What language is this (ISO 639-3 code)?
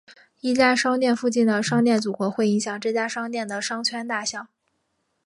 zho